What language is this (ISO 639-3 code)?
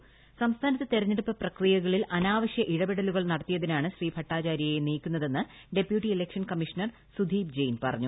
mal